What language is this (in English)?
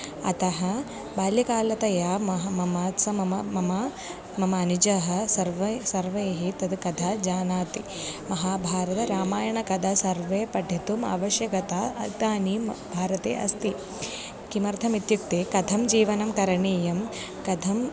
Sanskrit